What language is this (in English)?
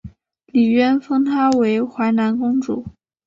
Chinese